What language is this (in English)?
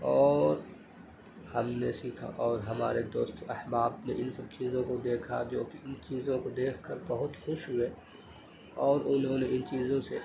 Urdu